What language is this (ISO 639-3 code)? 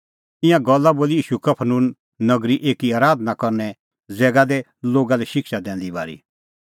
kfx